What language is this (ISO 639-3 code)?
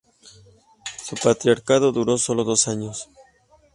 spa